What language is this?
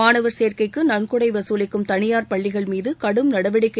Tamil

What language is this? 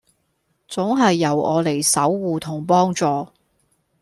Cantonese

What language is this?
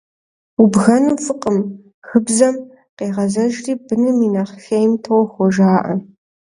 Kabardian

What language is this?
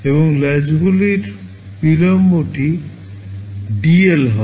Bangla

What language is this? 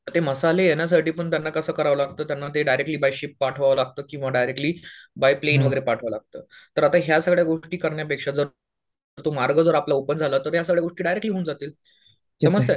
Marathi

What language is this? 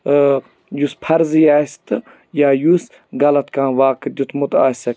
Kashmiri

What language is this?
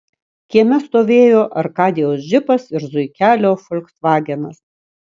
Lithuanian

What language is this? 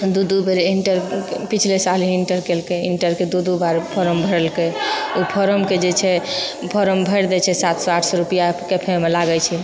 Maithili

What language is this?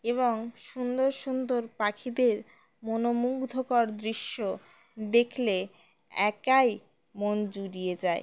Bangla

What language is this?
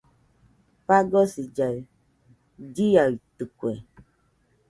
Nüpode Huitoto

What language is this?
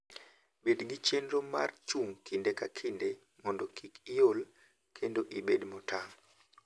Luo (Kenya and Tanzania)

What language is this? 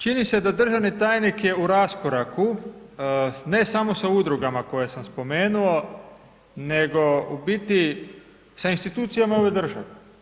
Croatian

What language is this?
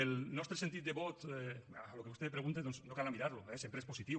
Catalan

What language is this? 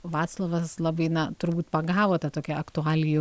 Lithuanian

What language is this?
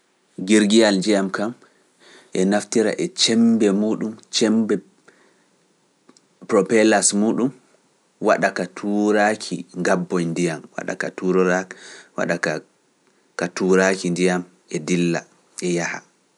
Pular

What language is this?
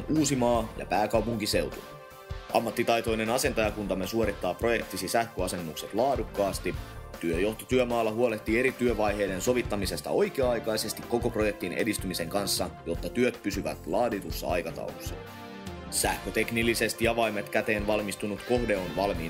Finnish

